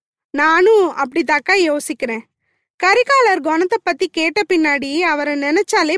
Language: Tamil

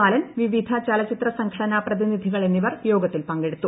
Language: Malayalam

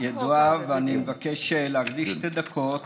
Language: Hebrew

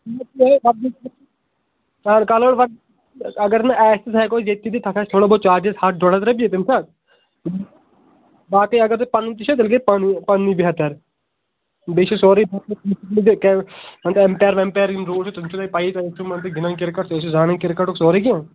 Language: Kashmiri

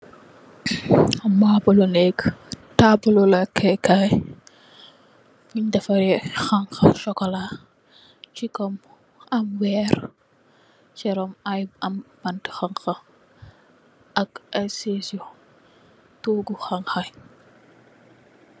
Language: Wolof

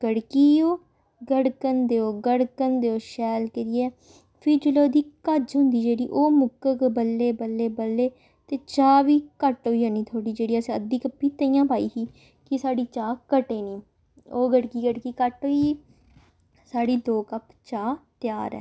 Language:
Dogri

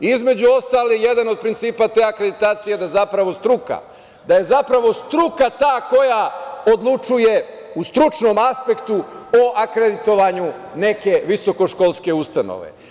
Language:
Serbian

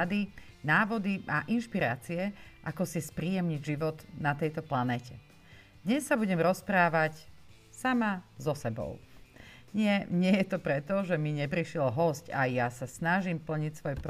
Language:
Slovak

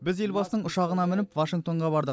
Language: Kazakh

